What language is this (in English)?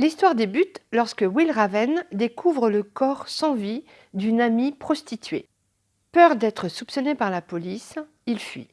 French